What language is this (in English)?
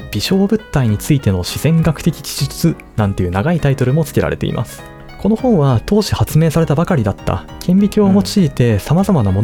Japanese